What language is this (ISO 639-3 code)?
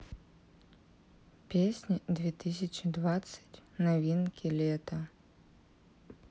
rus